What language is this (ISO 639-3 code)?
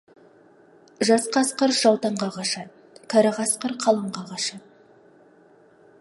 kaz